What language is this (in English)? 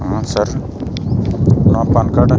Santali